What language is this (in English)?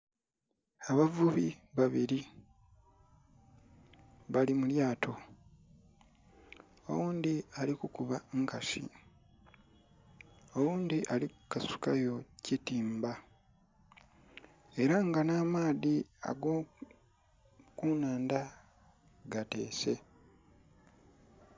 Soga